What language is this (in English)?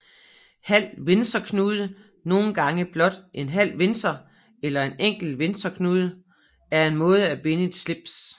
Danish